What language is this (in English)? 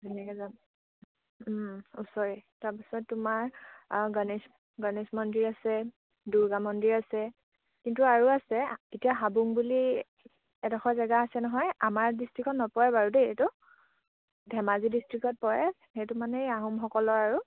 Assamese